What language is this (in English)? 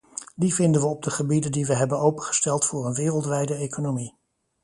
Dutch